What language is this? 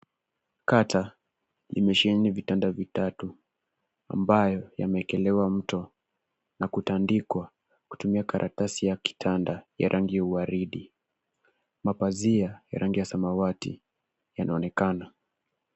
Swahili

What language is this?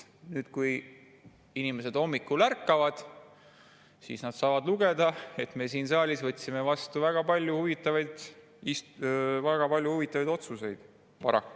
Estonian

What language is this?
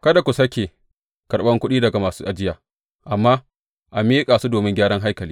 Hausa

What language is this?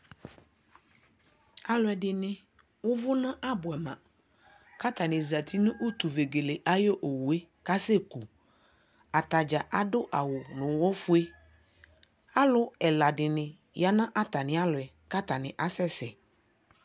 Ikposo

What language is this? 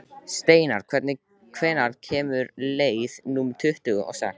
Icelandic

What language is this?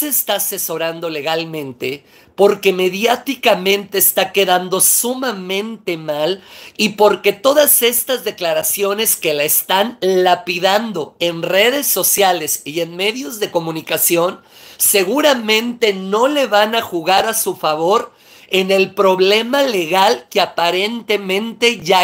Spanish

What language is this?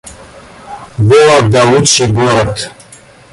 Russian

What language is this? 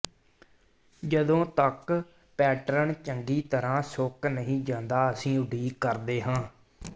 Punjabi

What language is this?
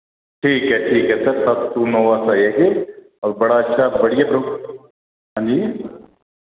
Dogri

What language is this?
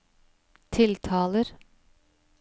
Norwegian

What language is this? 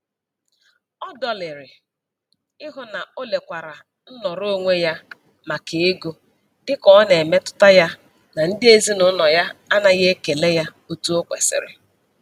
Igbo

